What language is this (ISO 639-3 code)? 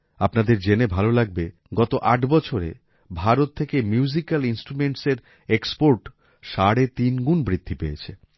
ben